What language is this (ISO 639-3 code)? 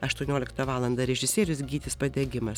lit